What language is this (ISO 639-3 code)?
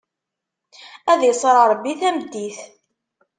kab